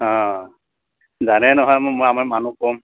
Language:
Assamese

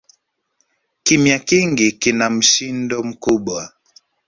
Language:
Swahili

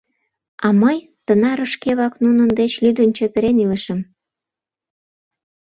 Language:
Mari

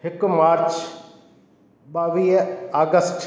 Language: Sindhi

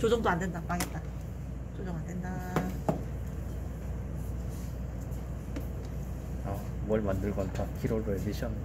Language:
Korean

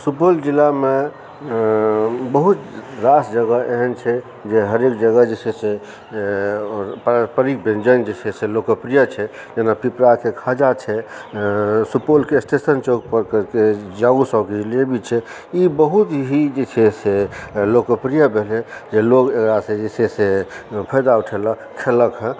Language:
Maithili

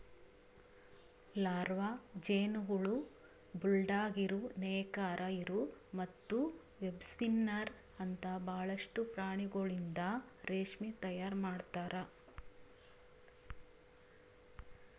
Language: Kannada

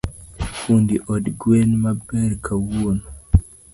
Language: Luo (Kenya and Tanzania)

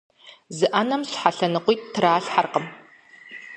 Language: Kabardian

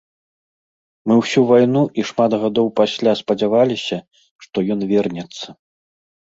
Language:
Belarusian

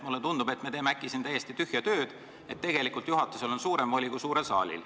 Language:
Estonian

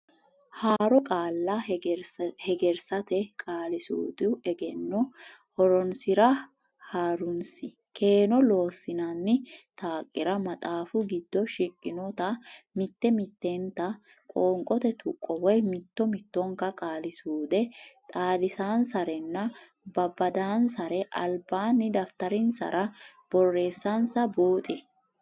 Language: Sidamo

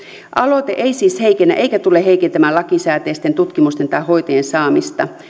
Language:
Finnish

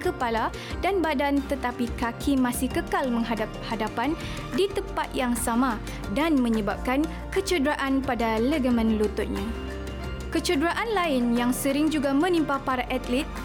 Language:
Malay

